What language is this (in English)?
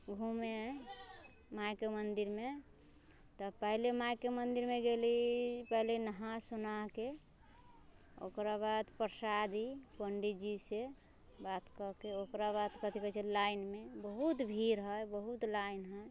Maithili